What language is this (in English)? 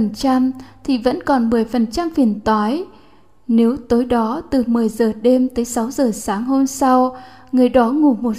Vietnamese